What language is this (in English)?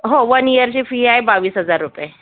Marathi